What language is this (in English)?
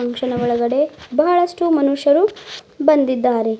Kannada